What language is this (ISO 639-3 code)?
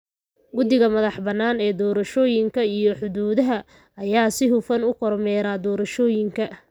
som